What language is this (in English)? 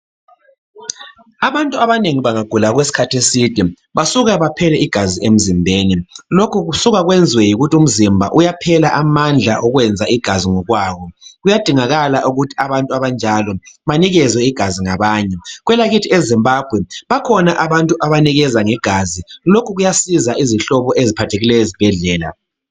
North Ndebele